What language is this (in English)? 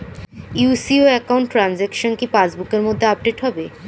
Bangla